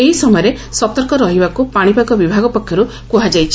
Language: Odia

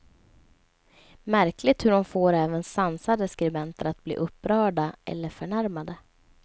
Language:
Swedish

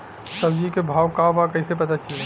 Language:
Bhojpuri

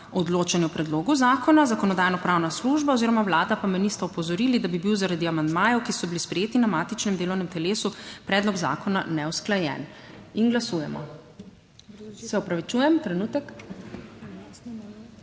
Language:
Slovenian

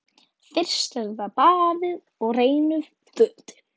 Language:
Icelandic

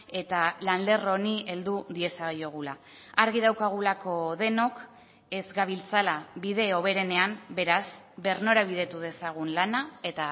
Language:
Basque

